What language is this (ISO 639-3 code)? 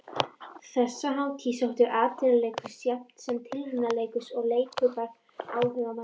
isl